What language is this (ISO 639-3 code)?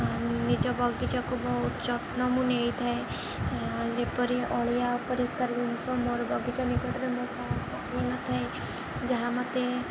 ori